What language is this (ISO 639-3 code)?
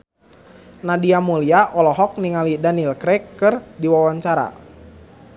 sun